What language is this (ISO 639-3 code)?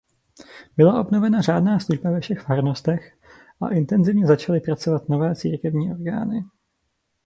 ces